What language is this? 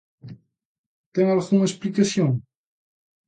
Galician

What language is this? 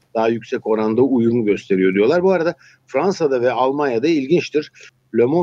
Turkish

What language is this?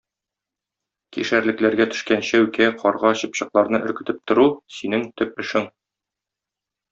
Tatar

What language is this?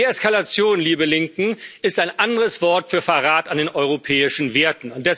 German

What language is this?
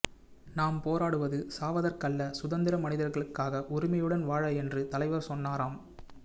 Tamil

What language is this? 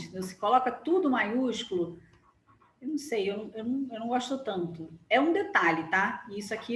Portuguese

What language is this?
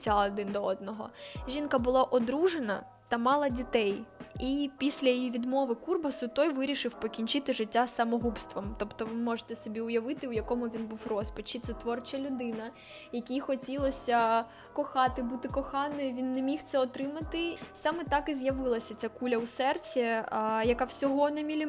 Ukrainian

